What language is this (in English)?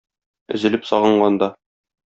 Tatar